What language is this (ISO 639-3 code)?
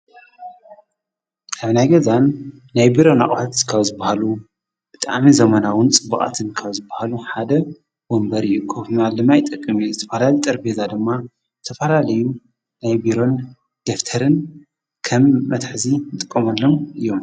tir